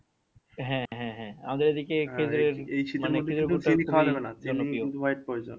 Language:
Bangla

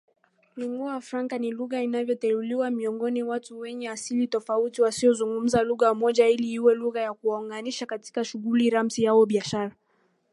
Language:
Swahili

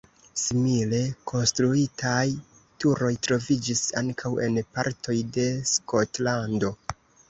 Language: Esperanto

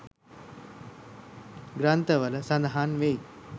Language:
Sinhala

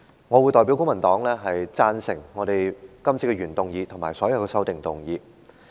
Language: Cantonese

